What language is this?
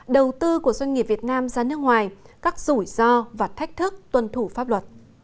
Vietnamese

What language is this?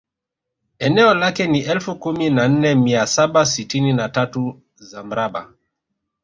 Swahili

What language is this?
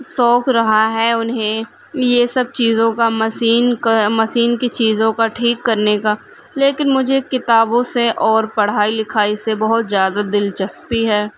Urdu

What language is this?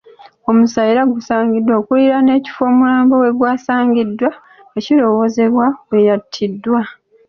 Ganda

